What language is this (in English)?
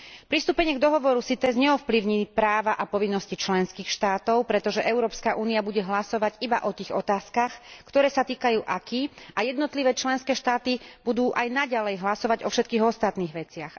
Slovak